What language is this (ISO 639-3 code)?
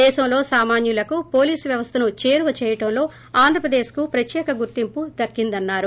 tel